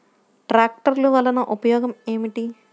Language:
Telugu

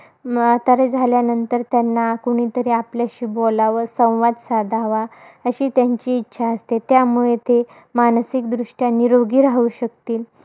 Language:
Marathi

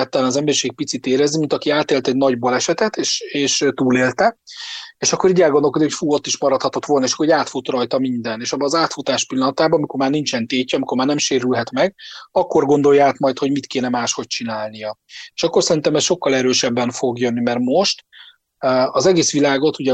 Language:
Hungarian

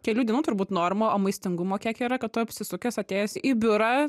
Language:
Lithuanian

